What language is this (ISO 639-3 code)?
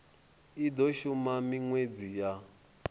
ven